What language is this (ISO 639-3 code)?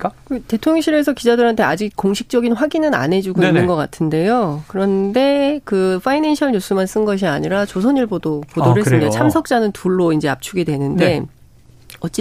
kor